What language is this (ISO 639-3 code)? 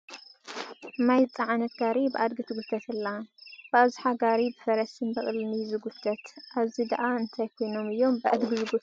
tir